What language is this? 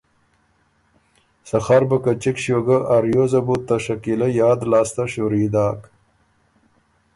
Ormuri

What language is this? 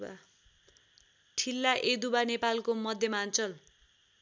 Nepali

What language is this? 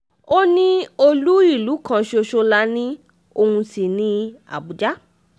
Yoruba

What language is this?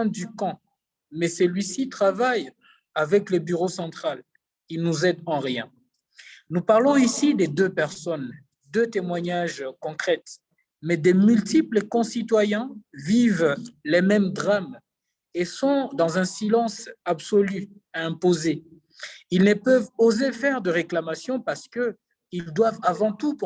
French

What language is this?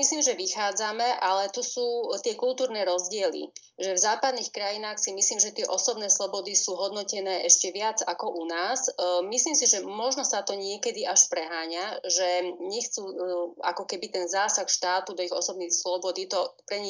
Slovak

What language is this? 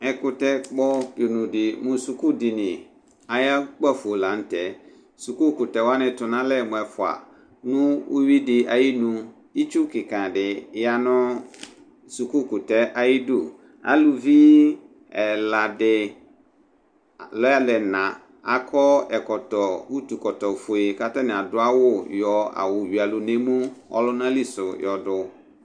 Ikposo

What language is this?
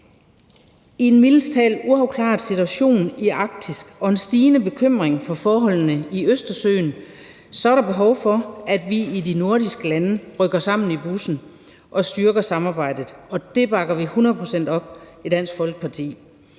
Danish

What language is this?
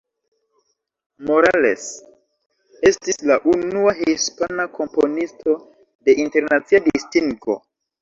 Esperanto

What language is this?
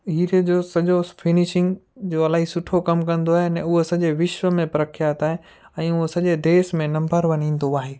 Sindhi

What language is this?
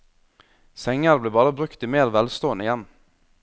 Norwegian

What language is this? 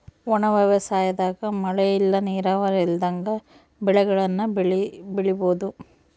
Kannada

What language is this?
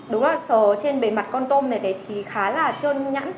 Vietnamese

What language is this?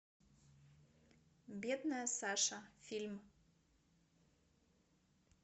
Russian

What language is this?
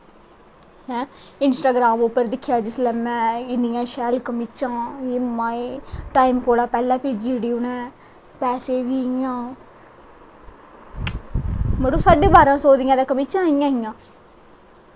Dogri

